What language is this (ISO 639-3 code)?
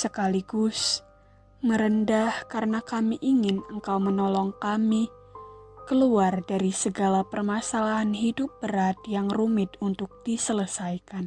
ind